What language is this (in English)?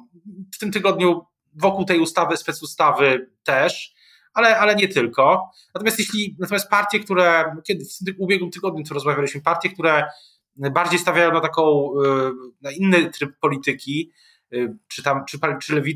Polish